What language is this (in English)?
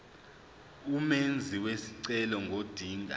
Zulu